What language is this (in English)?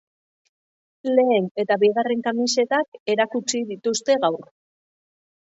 Basque